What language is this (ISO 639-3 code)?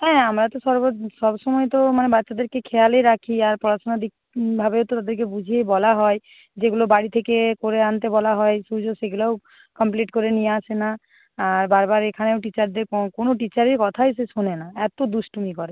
ben